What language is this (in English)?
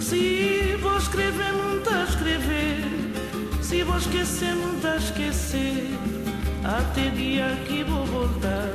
Portuguese